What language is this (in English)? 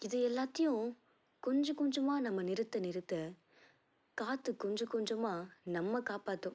Tamil